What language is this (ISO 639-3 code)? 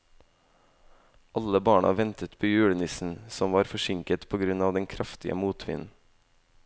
nor